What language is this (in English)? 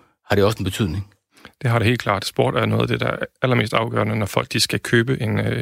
Danish